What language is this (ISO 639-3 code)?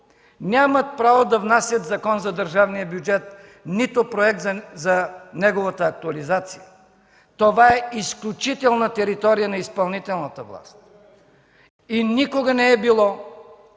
bul